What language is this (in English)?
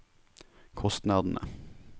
Norwegian